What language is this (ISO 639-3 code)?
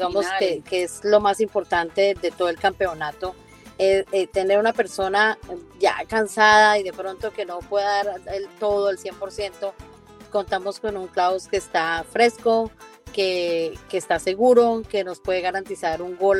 spa